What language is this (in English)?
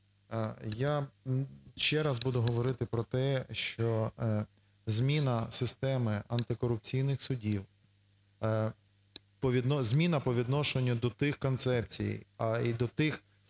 Ukrainian